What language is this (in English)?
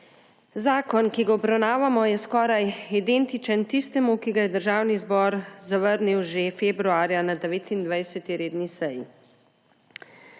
Slovenian